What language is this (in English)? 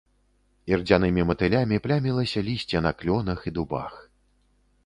Belarusian